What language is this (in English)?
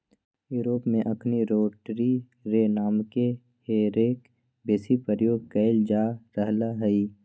Magahi